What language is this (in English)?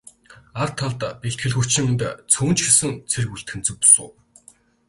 Mongolian